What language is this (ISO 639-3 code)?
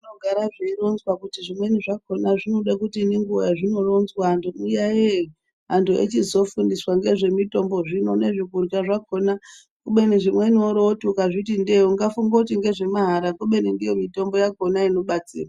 ndc